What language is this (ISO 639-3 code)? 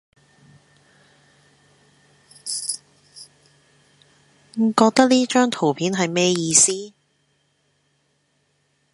yue